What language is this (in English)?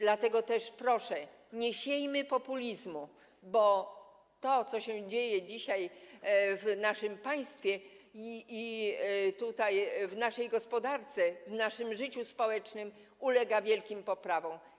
Polish